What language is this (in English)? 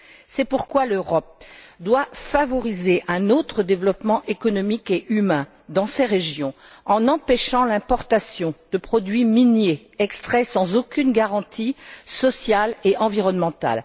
French